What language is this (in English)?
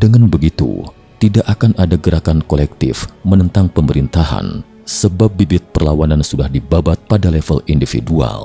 Indonesian